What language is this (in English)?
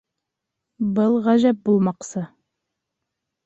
Bashkir